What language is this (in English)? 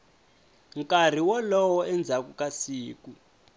Tsonga